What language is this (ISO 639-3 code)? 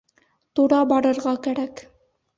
bak